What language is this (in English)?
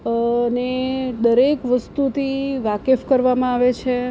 Gujarati